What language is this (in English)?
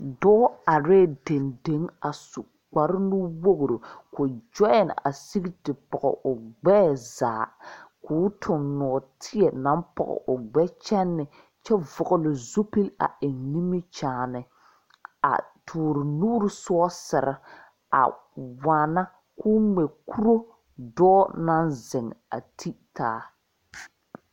Southern Dagaare